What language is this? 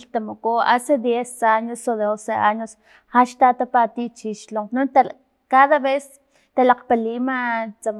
Filomena Mata-Coahuitlán Totonac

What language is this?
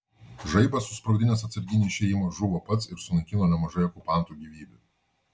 Lithuanian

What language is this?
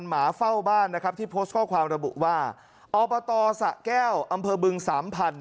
Thai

